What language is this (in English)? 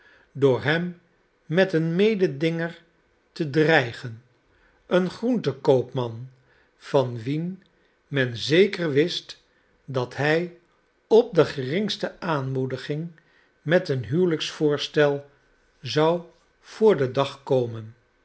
Dutch